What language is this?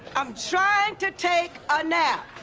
English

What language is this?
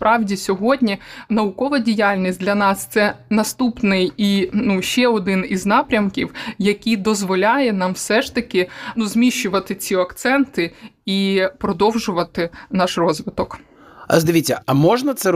Ukrainian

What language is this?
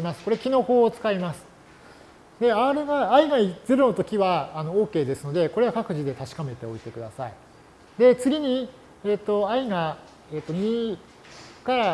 Japanese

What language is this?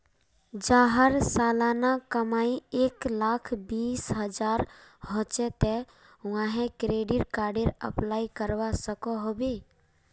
Magahi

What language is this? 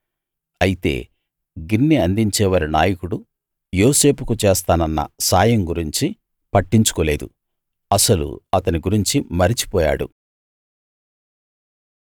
Telugu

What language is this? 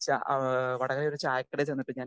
Malayalam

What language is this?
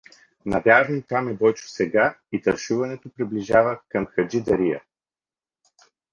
Bulgarian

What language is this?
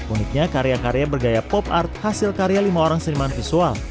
Indonesian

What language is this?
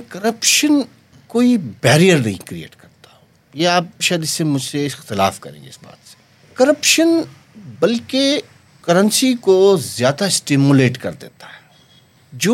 Urdu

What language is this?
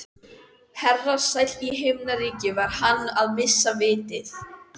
Icelandic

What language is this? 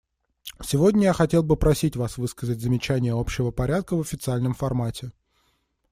Russian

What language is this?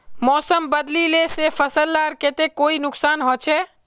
Magahi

